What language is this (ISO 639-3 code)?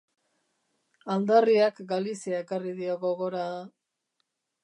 eus